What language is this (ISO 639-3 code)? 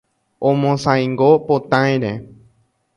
grn